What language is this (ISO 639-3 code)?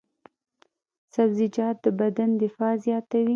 pus